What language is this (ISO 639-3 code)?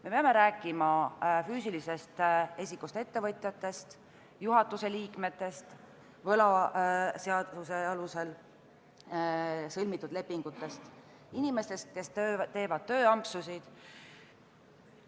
est